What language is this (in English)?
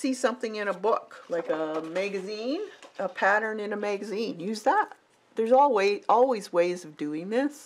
English